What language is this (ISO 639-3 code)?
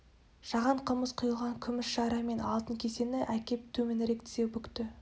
kaz